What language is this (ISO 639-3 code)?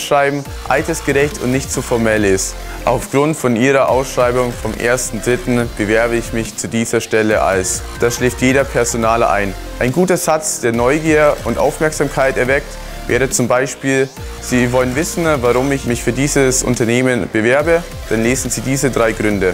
deu